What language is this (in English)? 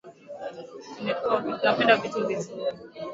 Swahili